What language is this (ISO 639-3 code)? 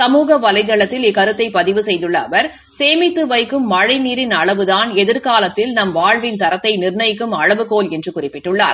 tam